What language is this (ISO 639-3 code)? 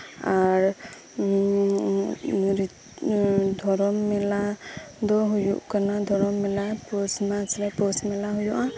sat